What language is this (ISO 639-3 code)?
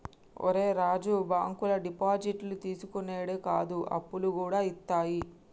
tel